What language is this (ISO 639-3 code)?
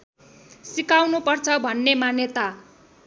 nep